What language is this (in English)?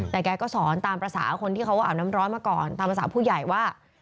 Thai